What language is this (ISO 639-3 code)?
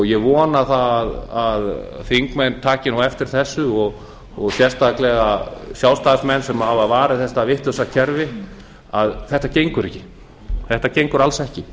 isl